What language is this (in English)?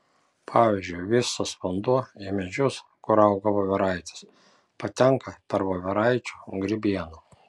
Lithuanian